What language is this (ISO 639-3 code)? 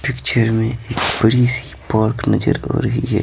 hin